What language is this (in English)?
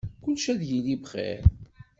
Kabyle